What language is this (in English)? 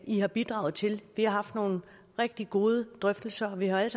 Danish